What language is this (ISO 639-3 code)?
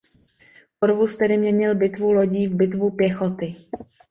ces